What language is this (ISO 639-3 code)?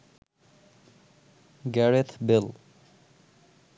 ben